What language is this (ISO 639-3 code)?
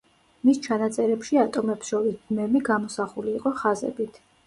kat